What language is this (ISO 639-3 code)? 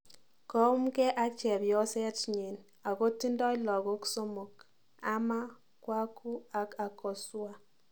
kln